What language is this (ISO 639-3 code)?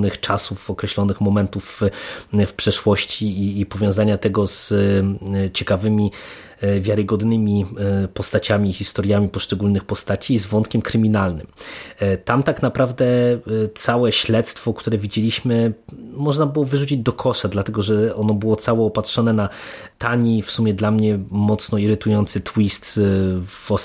pol